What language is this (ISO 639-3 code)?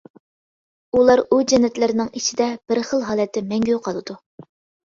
uig